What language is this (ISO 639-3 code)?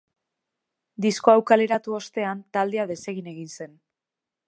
eus